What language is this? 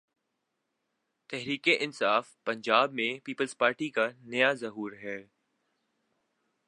Urdu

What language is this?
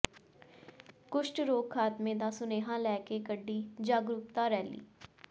Punjabi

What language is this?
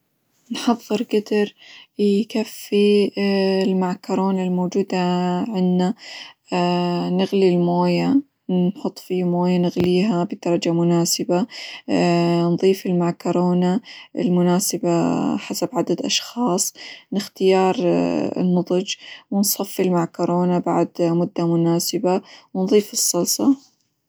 Hijazi Arabic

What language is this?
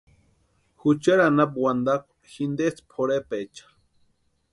Western Highland Purepecha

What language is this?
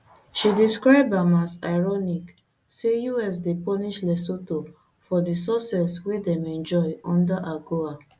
Nigerian Pidgin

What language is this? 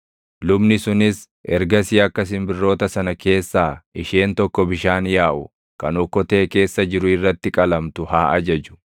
Oromo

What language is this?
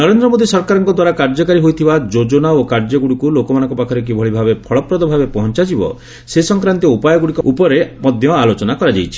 Odia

